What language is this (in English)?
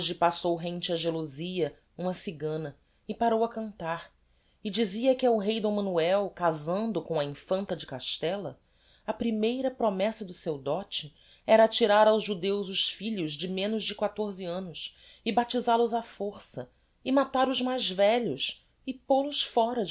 Portuguese